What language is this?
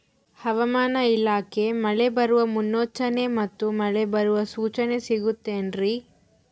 Kannada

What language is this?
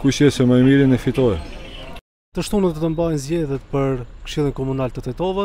Romanian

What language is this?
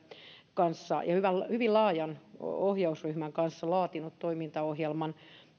Finnish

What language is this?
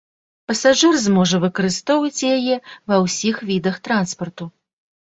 Belarusian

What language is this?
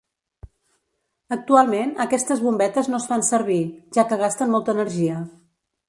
Catalan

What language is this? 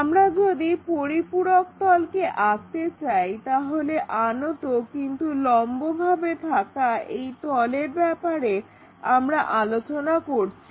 Bangla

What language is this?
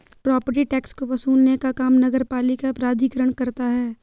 Hindi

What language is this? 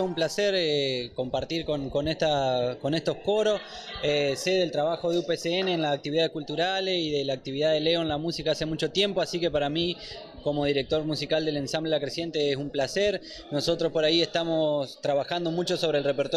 Spanish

